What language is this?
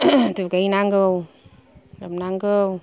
Bodo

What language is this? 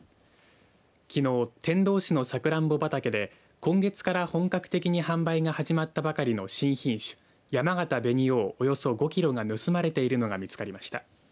Japanese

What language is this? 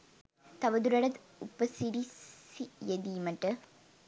Sinhala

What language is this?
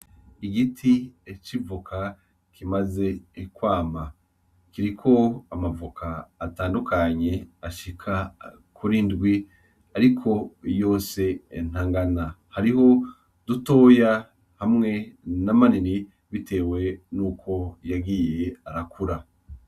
Rundi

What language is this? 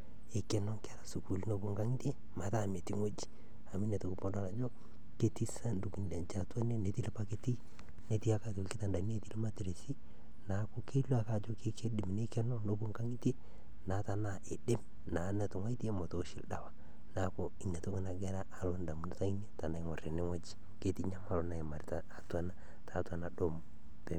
Masai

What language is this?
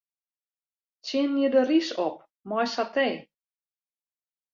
Western Frisian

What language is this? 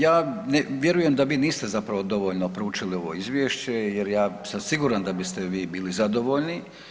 Croatian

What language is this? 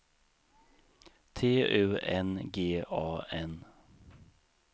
Swedish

